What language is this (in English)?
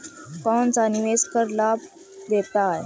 Hindi